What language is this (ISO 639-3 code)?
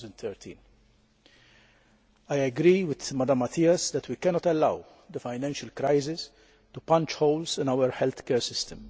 eng